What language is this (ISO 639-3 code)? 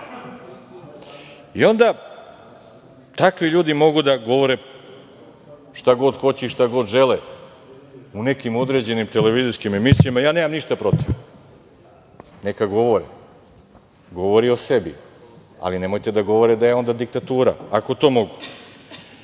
srp